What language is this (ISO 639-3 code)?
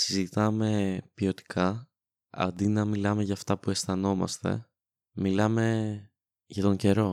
ell